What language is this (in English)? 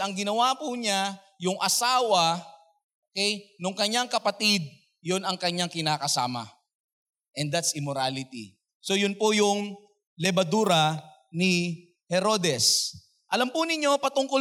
Filipino